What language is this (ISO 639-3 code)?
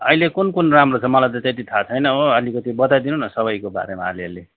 nep